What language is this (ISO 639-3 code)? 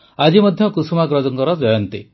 ori